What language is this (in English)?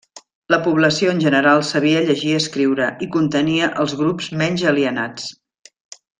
Catalan